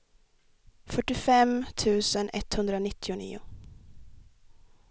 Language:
Swedish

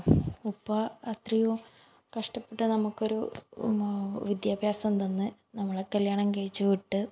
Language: Malayalam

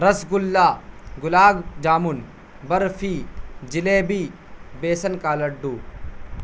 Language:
Urdu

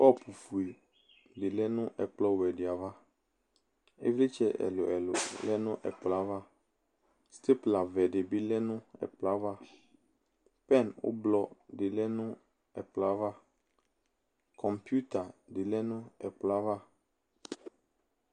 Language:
Ikposo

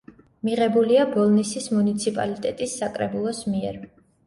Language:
Georgian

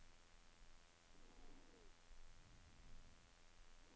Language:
Norwegian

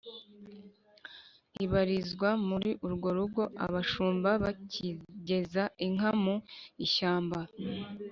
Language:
Kinyarwanda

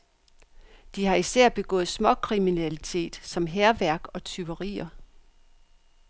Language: Danish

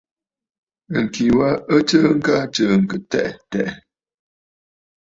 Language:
Bafut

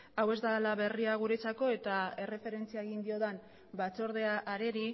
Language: Basque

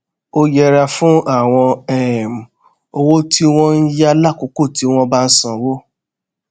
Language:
Yoruba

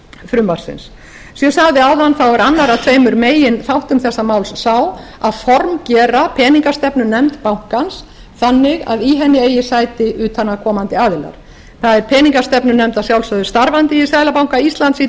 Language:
Icelandic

